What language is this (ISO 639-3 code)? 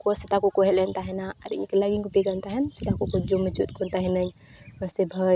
sat